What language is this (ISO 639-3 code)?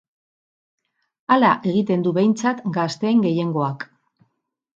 eus